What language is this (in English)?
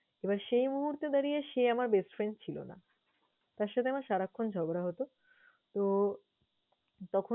Bangla